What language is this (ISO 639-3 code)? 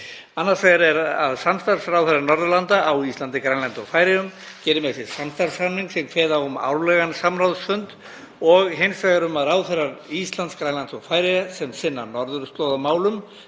isl